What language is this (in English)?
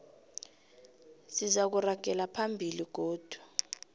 South Ndebele